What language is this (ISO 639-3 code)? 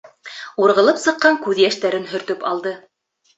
bak